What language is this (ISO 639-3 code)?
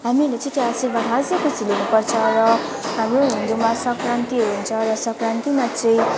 nep